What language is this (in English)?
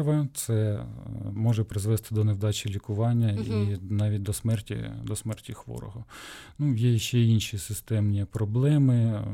Ukrainian